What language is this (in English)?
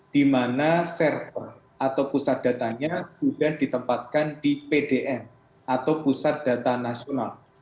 Indonesian